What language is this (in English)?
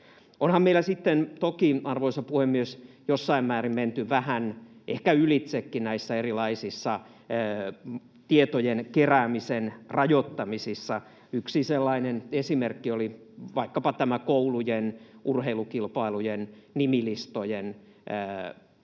Finnish